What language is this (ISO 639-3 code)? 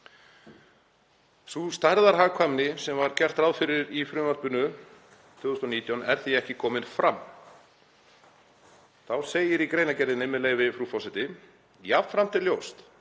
isl